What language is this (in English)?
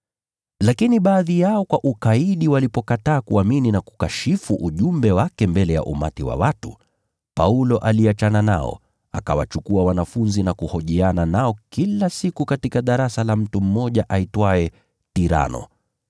Swahili